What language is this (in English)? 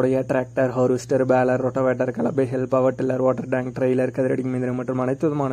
English